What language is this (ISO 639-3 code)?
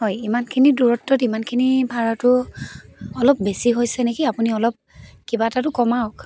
asm